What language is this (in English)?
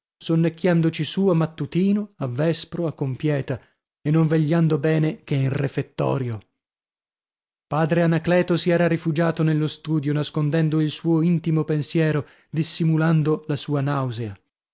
Italian